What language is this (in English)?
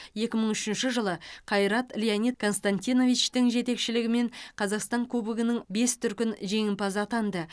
Kazakh